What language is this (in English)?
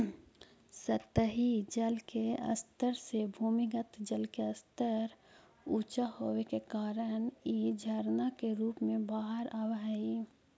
Magahi